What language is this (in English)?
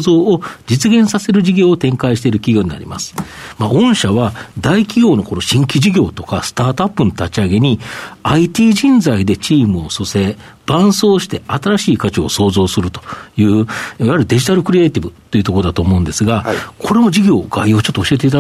Japanese